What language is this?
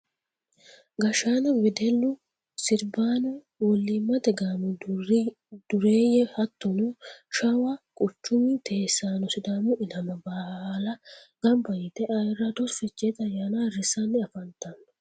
Sidamo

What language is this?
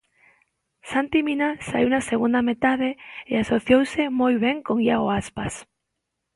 Galician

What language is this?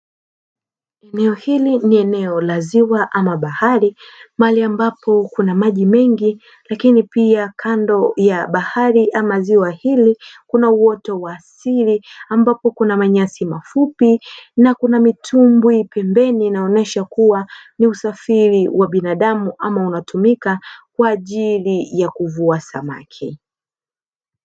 Swahili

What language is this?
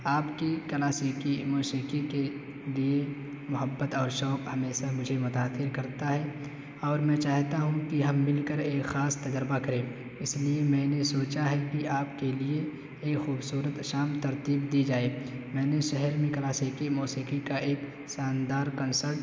Urdu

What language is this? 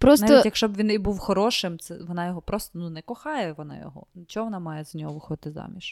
Ukrainian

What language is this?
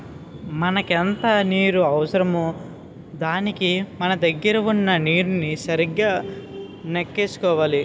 Telugu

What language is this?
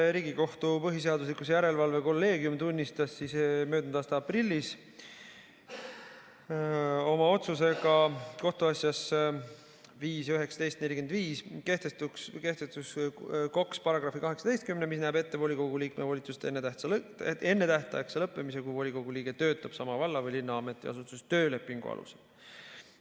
Estonian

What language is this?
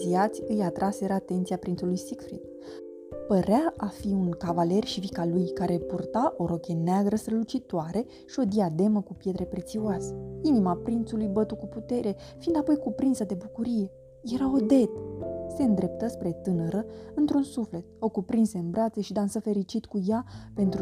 Romanian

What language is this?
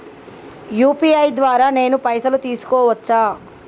Telugu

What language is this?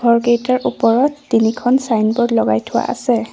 Assamese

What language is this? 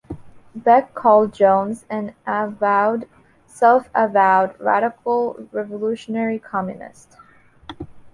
English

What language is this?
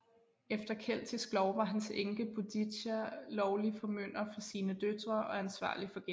Danish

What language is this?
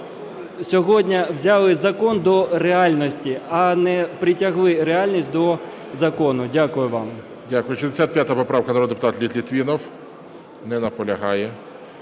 Ukrainian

